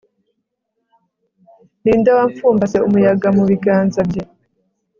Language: Kinyarwanda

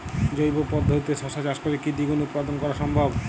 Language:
Bangla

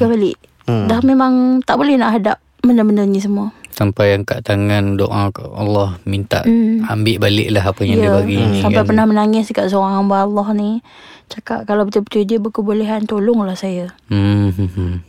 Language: Malay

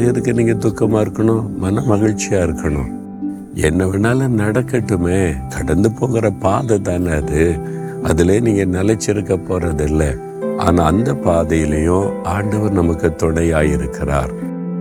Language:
Tamil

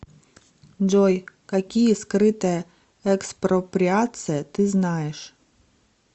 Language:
Russian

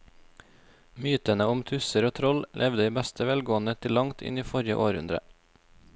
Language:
Norwegian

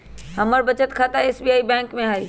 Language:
Magahi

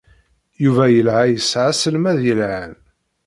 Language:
Kabyle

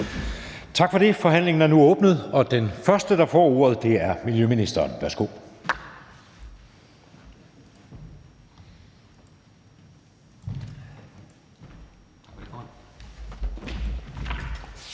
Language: Danish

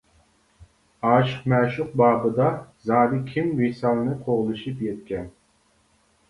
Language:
Uyghur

